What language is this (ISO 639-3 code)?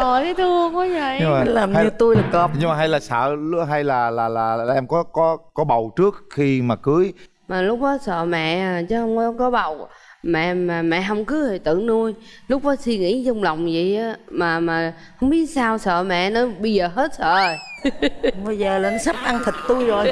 vie